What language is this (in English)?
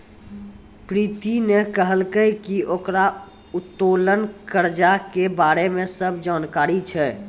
Maithili